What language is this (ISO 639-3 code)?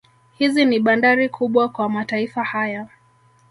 swa